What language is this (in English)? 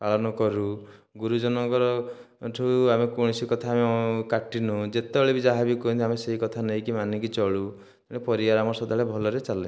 Odia